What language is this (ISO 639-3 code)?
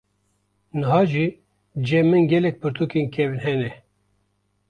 kur